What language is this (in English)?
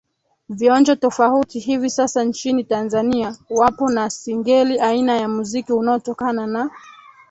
Swahili